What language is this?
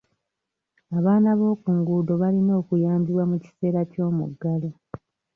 Ganda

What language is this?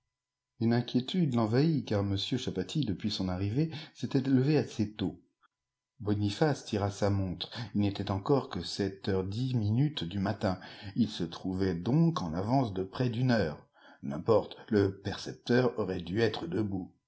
French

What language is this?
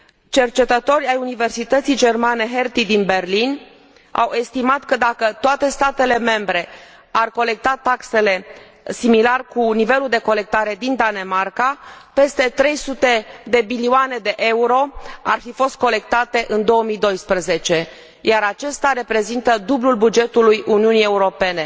Romanian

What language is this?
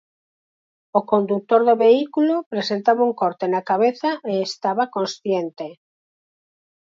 Galician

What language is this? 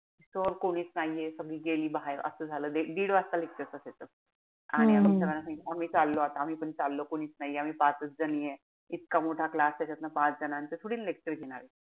Marathi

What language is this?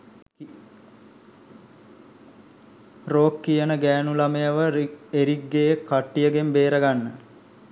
Sinhala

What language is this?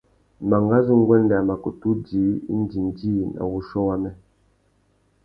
Tuki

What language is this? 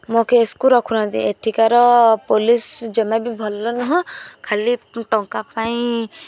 Odia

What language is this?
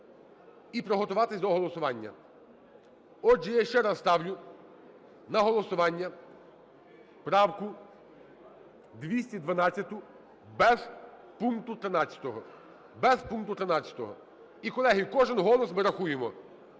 Ukrainian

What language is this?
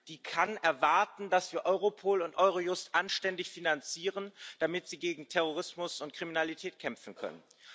German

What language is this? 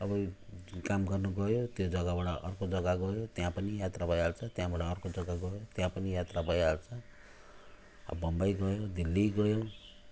Nepali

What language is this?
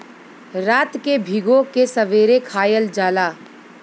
Bhojpuri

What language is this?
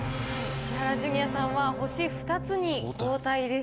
Japanese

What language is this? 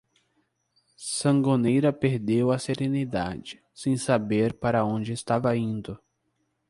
Portuguese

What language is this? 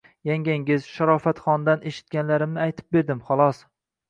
Uzbek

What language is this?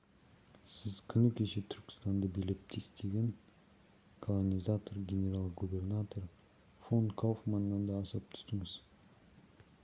Kazakh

